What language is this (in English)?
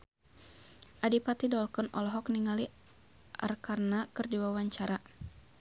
Sundanese